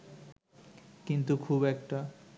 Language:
Bangla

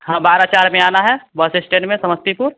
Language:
Hindi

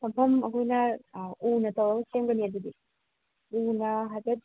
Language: Manipuri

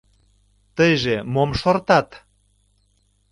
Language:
Mari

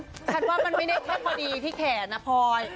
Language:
Thai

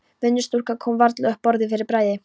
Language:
Icelandic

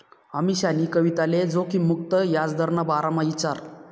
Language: Marathi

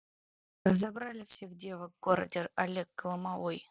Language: Russian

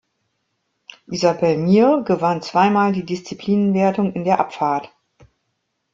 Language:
German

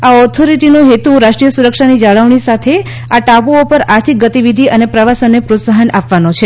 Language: Gujarati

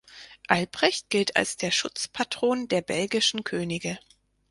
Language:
German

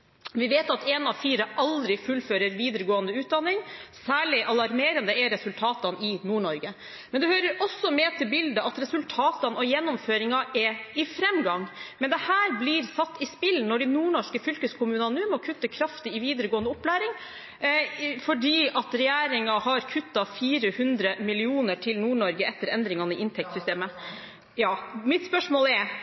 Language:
Norwegian Bokmål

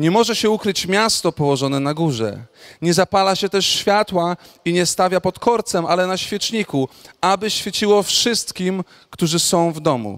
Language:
Polish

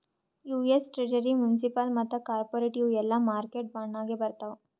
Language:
Kannada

